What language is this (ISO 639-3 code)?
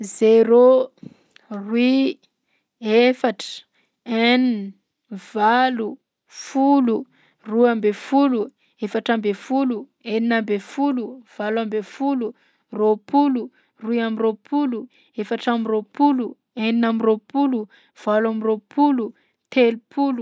bzc